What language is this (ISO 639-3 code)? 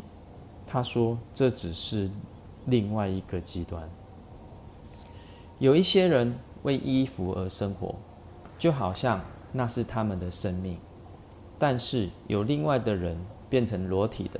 zho